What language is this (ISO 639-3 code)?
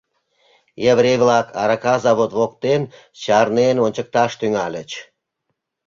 chm